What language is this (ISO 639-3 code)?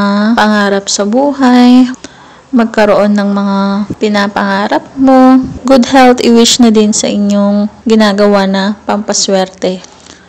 fil